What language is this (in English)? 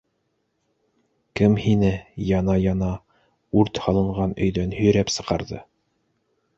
Bashkir